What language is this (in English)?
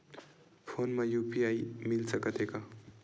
Chhattisgarhi